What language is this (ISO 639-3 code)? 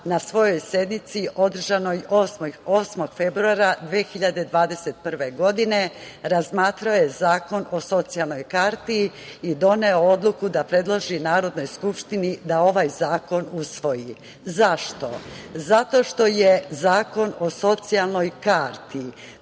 srp